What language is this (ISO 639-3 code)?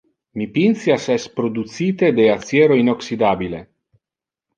ina